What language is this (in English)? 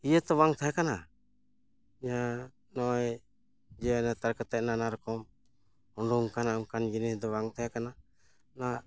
Santali